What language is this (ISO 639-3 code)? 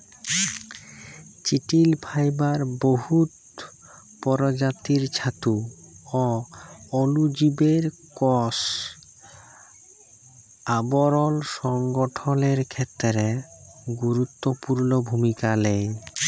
ben